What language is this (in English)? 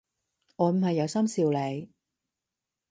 Cantonese